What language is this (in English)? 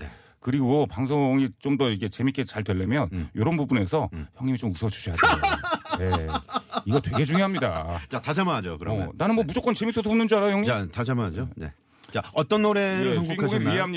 Korean